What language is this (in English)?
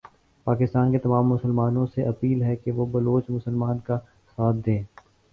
Urdu